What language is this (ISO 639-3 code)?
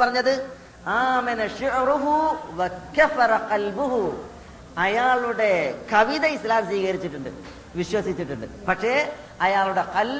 mal